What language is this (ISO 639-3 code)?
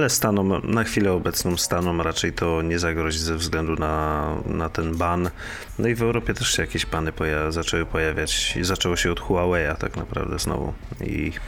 pol